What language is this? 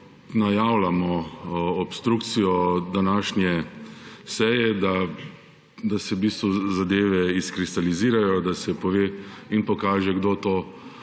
Slovenian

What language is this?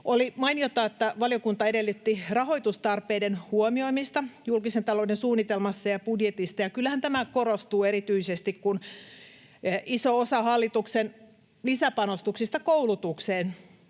Finnish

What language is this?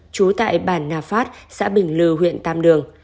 Vietnamese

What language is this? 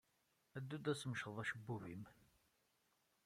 Kabyle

